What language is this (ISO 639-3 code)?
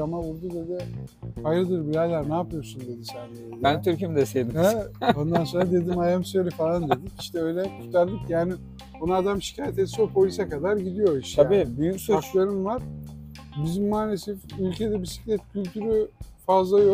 tur